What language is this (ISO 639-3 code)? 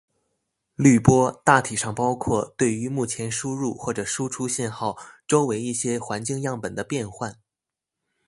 zho